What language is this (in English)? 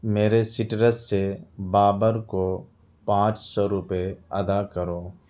Urdu